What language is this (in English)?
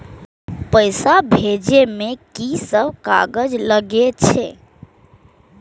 Maithili